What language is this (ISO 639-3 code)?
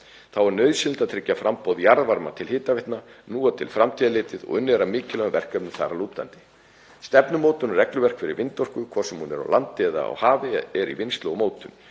isl